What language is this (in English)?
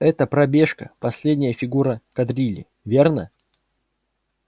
Russian